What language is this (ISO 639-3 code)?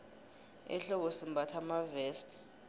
nbl